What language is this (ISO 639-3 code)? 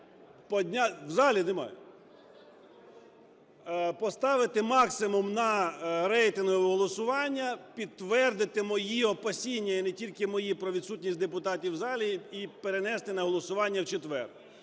ukr